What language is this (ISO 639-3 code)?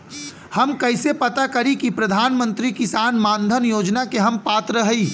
bho